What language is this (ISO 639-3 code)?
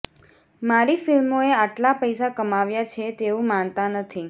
guj